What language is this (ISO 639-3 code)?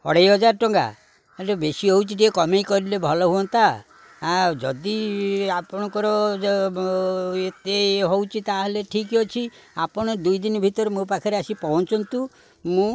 ori